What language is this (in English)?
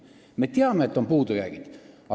Estonian